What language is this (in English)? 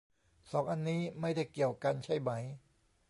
Thai